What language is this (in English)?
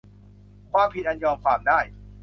Thai